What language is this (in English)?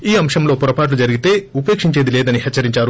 Telugu